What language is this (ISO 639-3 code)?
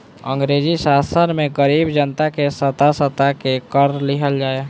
bho